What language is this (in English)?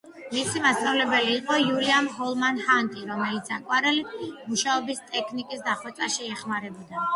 Georgian